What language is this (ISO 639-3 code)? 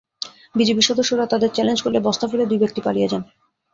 ben